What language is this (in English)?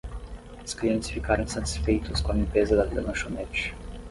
Portuguese